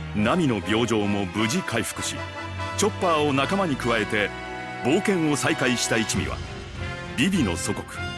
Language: Japanese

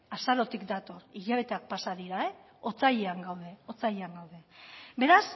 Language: Basque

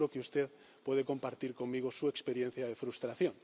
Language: Spanish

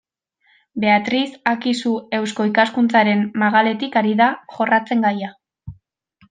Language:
Basque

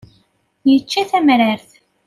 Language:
Kabyle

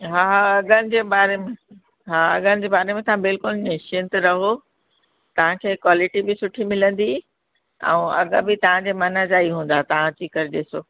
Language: Sindhi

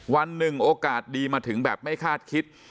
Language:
Thai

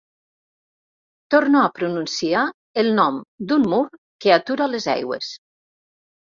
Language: Catalan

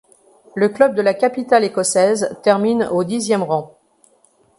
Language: French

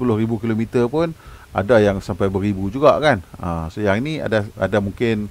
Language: Malay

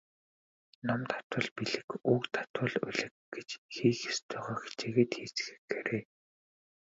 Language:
Mongolian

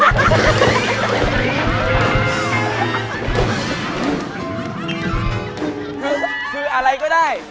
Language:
Thai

